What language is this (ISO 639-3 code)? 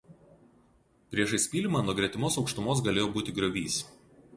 lit